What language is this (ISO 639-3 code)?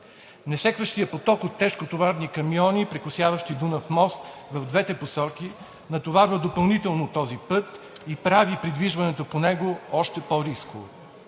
bul